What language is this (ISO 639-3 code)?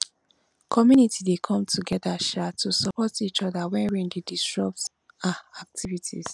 pcm